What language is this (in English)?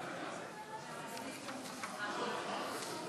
Hebrew